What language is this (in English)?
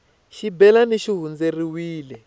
Tsonga